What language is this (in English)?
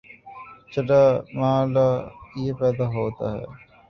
Urdu